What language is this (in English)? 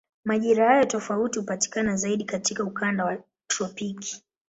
Swahili